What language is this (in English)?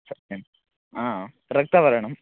Sanskrit